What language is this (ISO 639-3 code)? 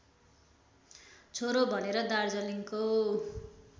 nep